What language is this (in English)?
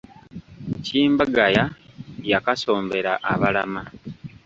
Ganda